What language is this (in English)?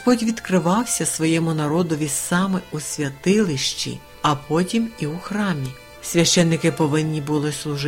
Ukrainian